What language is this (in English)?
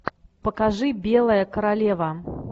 Russian